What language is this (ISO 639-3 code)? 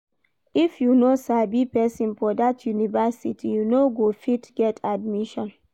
pcm